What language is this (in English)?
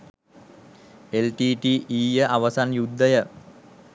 Sinhala